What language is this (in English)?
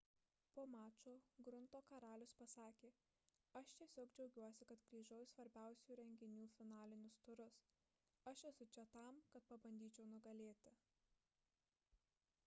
Lithuanian